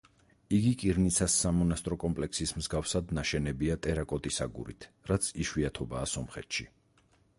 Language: Georgian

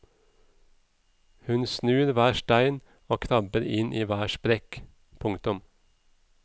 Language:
Norwegian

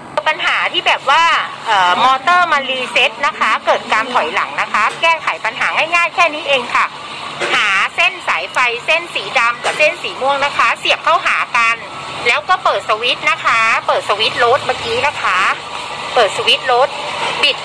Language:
Thai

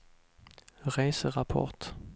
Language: Swedish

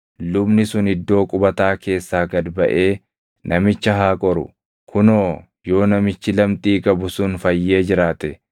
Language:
Oromo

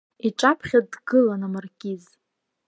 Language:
Abkhazian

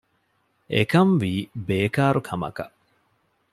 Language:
Divehi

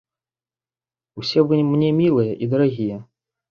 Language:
Belarusian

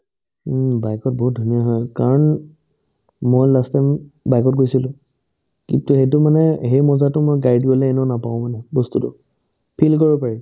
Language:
Assamese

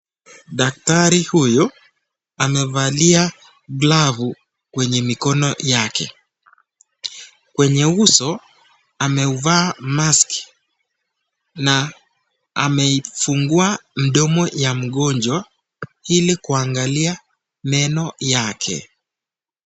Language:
Swahili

